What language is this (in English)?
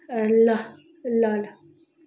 Nepali